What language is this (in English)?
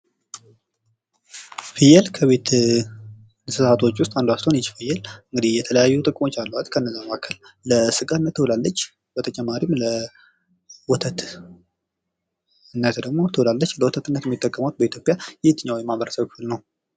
Amharic